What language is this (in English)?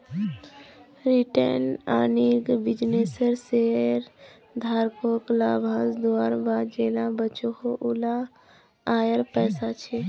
Magahi